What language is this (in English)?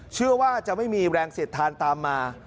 Thai